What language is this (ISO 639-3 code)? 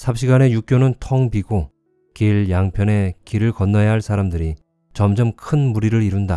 kor